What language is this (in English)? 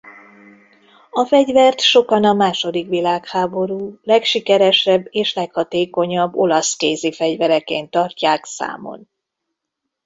Hungarian